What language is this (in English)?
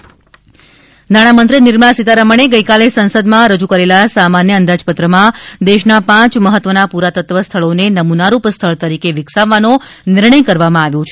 Gujarati